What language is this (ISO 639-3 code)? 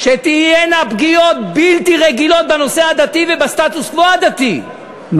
heb